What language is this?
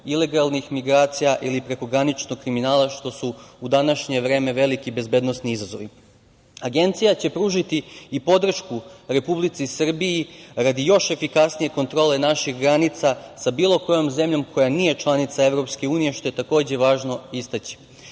Serbian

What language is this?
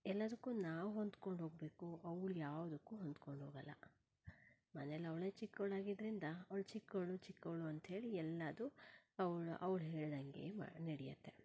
Kannada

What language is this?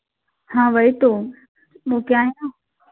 Hindi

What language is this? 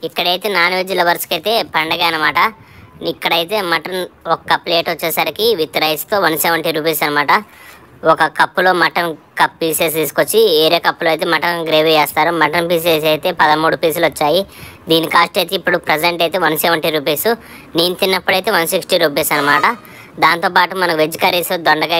Romanian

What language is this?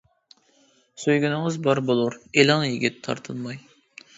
Uyghur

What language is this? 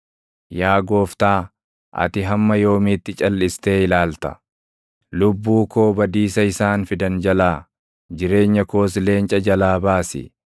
Oromo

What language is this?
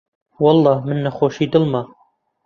Central Kurdish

